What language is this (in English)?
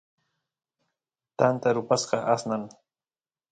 Santiago del Estero Quichua